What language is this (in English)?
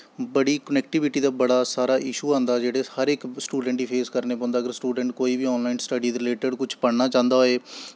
Dogri